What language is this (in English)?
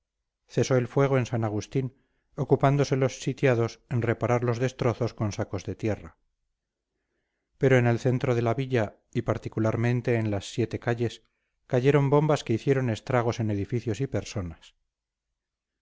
Spanish